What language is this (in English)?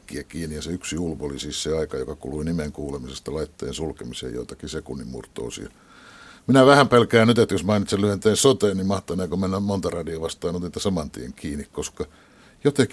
Finnish